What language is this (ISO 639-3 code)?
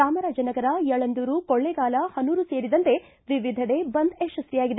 kan